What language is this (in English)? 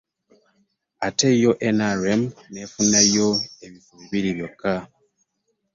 Ganda